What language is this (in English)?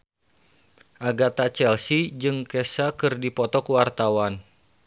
Sundanese